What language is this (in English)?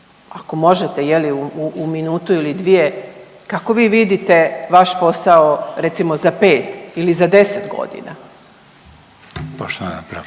Croatian